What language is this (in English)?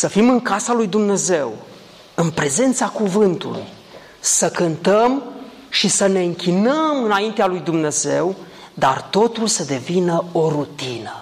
Romanian